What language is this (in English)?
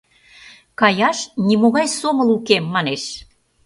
Mari